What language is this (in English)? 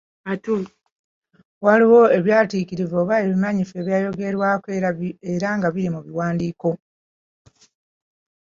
Ganda